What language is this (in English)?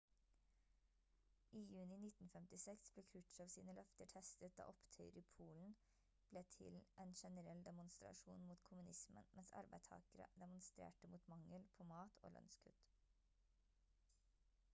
Norwegian Bokmål